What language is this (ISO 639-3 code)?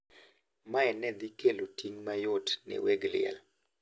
luo